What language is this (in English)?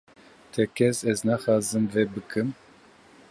Kurdish